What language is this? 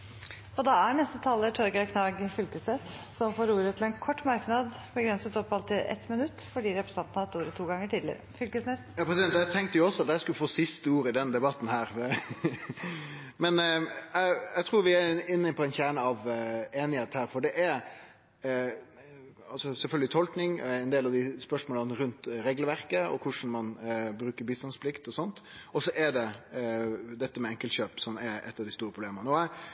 Norwegian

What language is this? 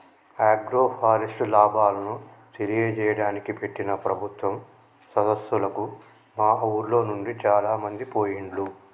Telugu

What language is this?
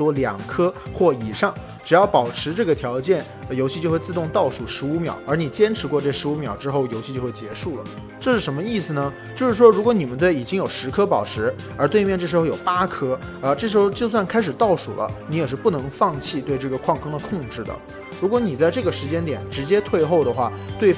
Chinese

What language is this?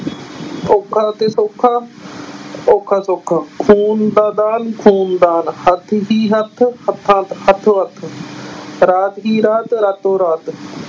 Punjabi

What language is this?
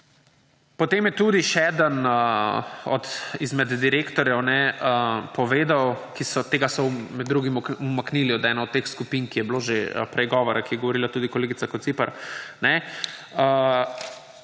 Slovenian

